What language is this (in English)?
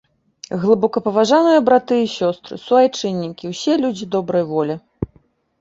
Belarusian